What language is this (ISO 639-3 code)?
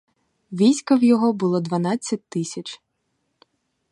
ukr